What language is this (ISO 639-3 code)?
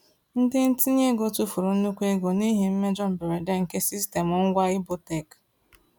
ibo